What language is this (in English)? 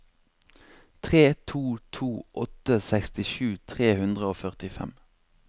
Norwegian